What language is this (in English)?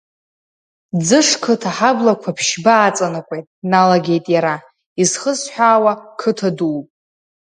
Abkhazian